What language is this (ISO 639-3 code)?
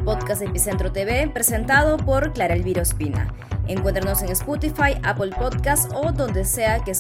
spa